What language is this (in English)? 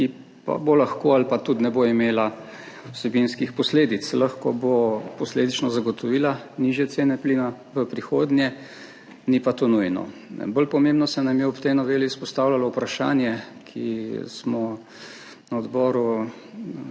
Slovenian